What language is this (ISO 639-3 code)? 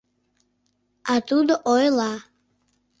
chm